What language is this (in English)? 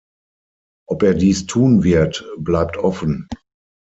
German